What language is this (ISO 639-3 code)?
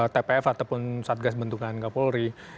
ind